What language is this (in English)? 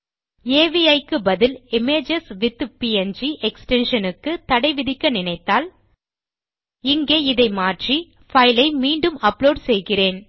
Tamil